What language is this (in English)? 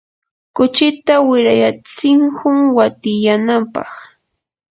Yanahuanca Pasco Quechua